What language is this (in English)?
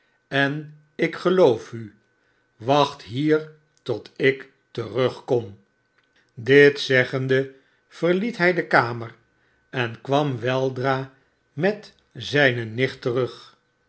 Dutch